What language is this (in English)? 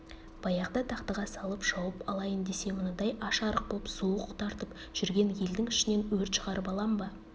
Kazakh